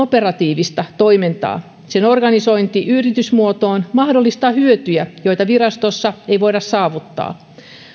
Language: Finnish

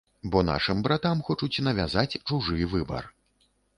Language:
Belarusian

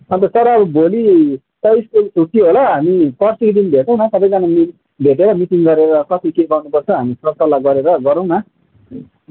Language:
Nepali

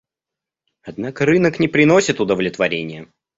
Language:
Russian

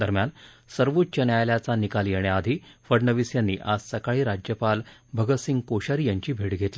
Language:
Marathi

